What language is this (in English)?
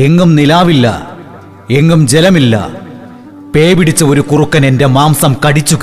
Malayalam